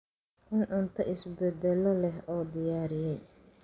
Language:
Somali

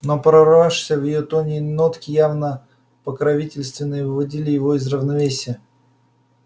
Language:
Russian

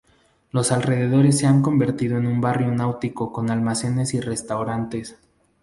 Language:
Spanish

